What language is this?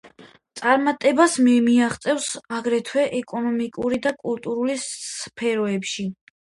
Georgian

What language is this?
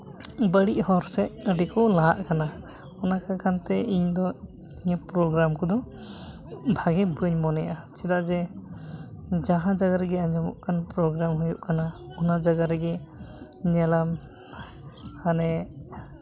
Santali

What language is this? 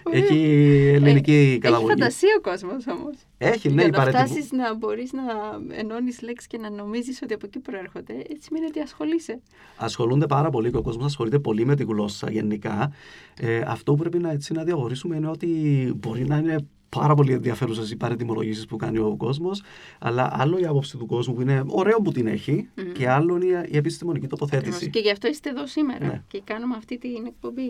Greek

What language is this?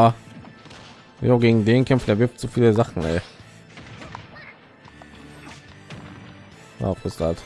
German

